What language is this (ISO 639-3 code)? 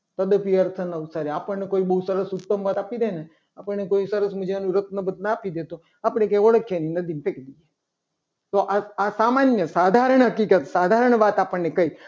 guj